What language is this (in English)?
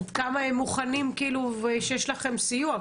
Hebrew